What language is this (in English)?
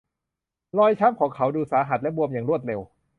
Thai